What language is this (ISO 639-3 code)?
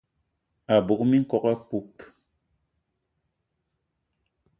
eto